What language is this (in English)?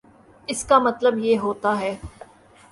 Urdu